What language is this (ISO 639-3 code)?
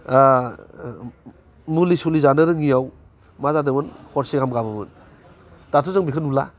brx